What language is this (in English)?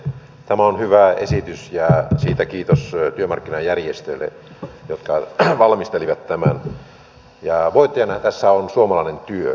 Finnish